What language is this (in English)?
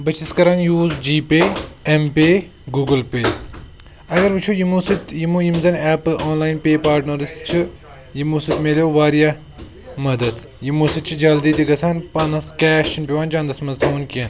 Kashmiri